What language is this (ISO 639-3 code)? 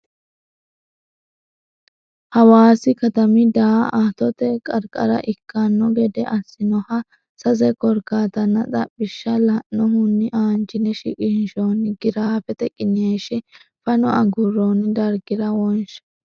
sid